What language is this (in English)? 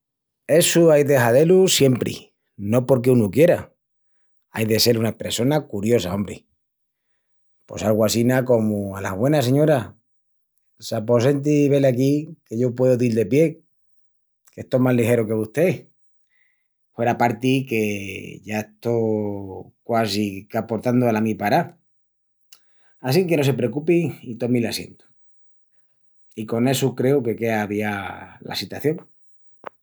Extremaduran